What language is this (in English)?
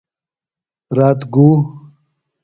Phalura